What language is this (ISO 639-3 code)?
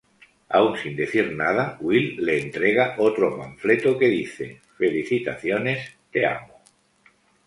spa